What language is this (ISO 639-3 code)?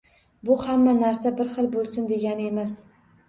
uzb